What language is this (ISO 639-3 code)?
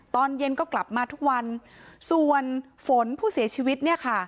tha